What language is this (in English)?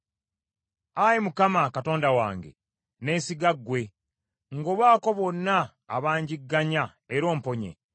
Ganda